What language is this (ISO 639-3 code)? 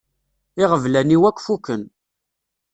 kab